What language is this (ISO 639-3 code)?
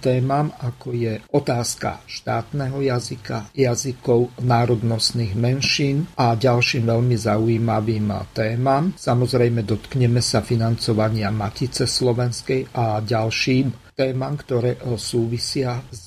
slk